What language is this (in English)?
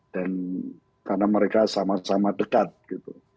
Indonesian